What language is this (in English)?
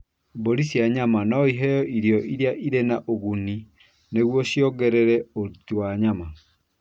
Kikuyu